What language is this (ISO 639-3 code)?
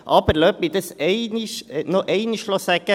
gsw